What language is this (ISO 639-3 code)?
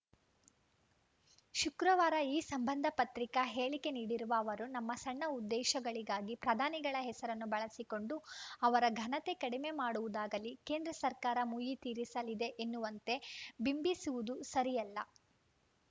kan